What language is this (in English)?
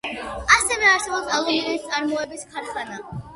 Georgian